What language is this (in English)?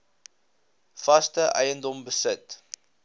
Afrikaans